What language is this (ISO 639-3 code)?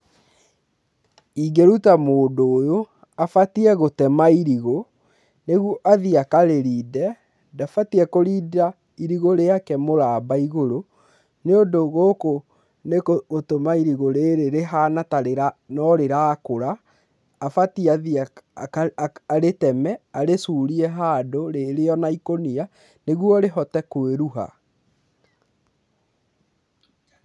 kik